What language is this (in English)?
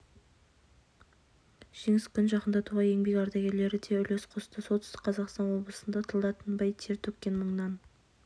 Kazakh